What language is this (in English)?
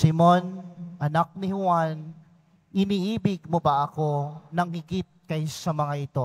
Filipino